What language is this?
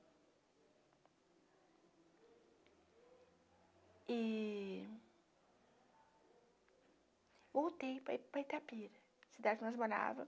Portuguese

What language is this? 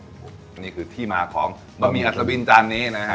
Thai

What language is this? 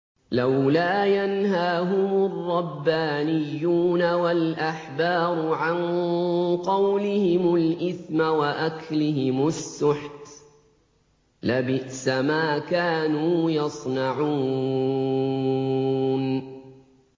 Arabic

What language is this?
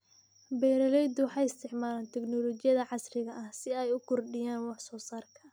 Somali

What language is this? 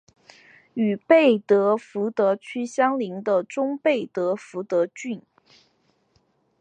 Chinese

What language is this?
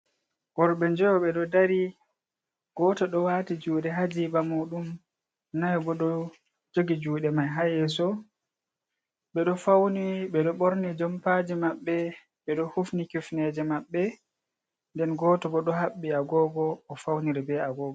Fula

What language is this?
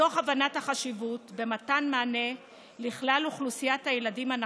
Hebrew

